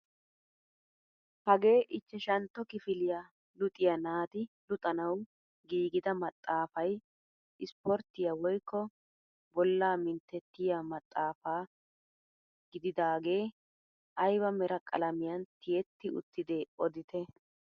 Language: Wolaytta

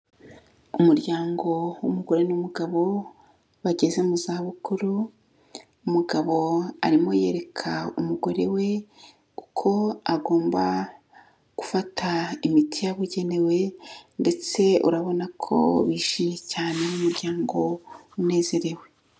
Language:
Kinyarwanda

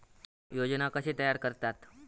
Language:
Marathi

